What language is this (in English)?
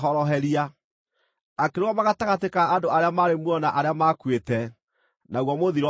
Kikuyu